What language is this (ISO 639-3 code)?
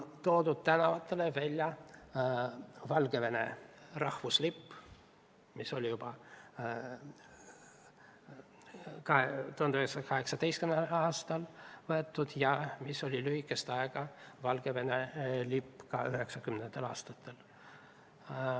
est